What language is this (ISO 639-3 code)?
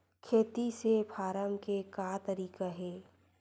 hne